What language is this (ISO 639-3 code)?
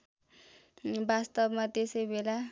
nep